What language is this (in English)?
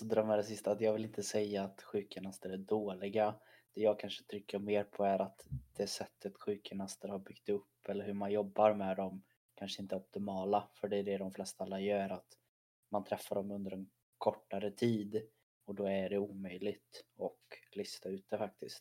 Swedish